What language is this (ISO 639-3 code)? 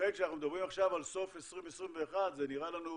heb